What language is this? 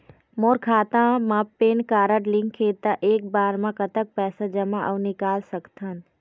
Chhattisgarhi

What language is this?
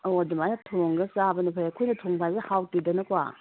Manipuri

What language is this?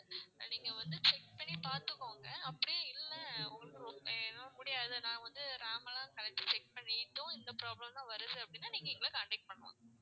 Tamil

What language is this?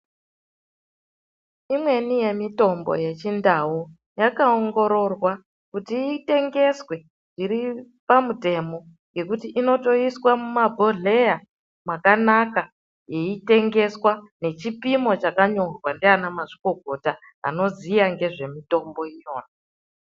Ndau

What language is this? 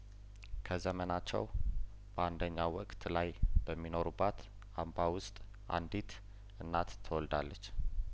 Amharic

